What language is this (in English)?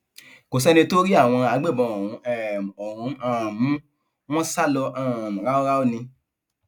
Yoruba